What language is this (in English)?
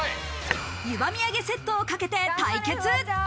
Japanese